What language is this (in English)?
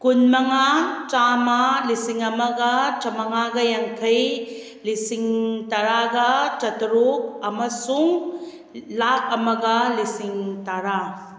Manipuri